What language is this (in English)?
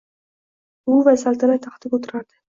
Uzbek